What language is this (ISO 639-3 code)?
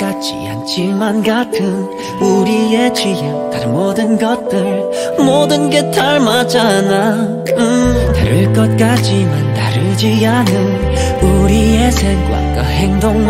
kor